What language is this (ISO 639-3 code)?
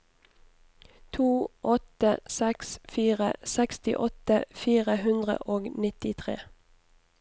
nor